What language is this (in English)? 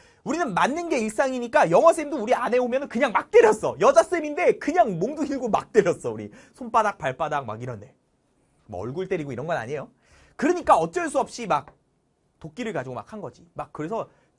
Korean